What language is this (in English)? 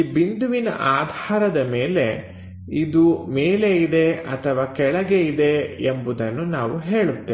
Kannada